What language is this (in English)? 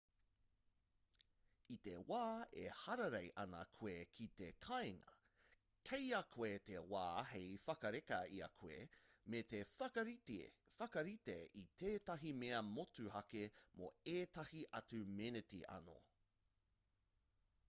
Māori